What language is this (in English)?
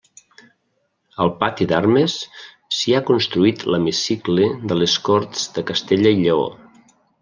Catalan